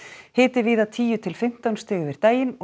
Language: Icelandic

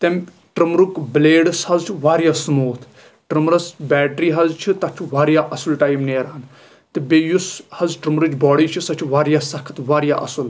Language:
Kashmiri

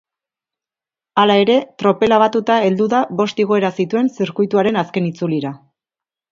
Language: Basque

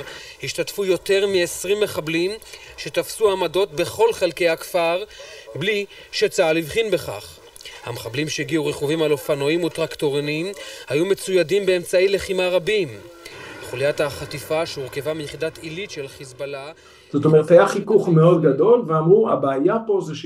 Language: Hebrew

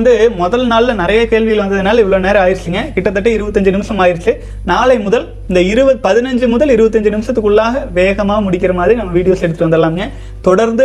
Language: Tamil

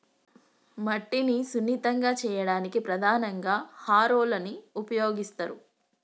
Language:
Telugu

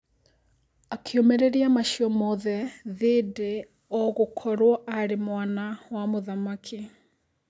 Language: Kikuyu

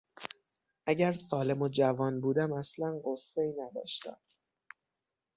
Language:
Persian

